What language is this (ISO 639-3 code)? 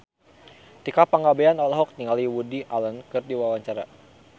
sun